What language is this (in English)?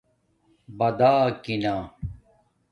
Domaaki